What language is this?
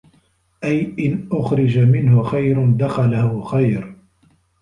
Arabic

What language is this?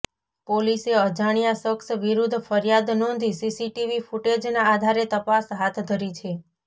Gujarati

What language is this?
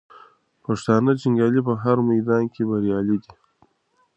Pashto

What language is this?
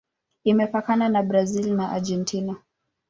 Swahili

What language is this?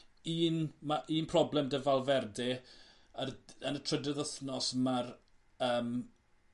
Welsh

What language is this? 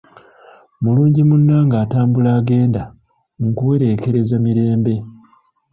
Ganda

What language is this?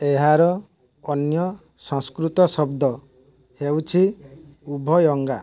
Odia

